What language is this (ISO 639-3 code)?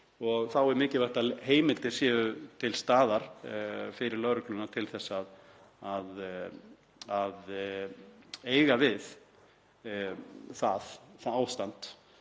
isl